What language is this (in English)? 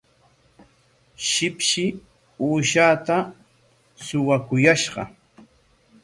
Corongo Ancash Quechua